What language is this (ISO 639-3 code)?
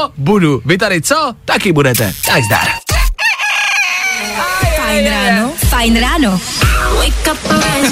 ces